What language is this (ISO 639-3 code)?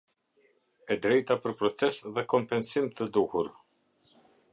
sqi